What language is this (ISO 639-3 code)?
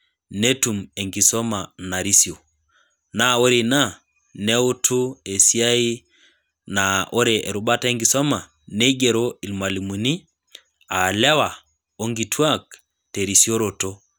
mas